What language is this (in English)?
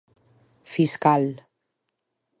Galician